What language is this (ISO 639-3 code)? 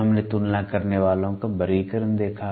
hin